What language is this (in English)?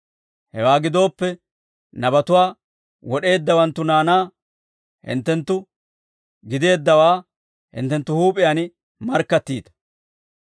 Dawro